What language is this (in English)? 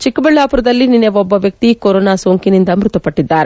Kannada